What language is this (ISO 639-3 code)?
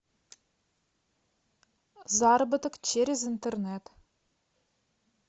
rus